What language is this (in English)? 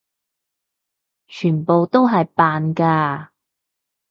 Cantonese